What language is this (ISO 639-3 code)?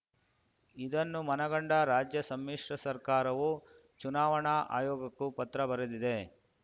kan